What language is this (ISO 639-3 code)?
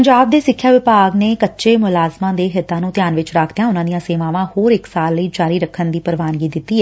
pan